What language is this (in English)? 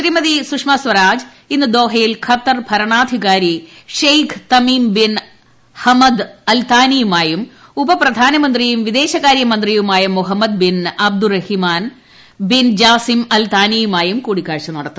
Malayalam